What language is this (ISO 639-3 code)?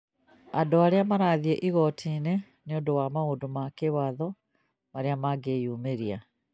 kik